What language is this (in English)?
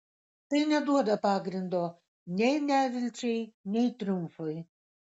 Lithuanian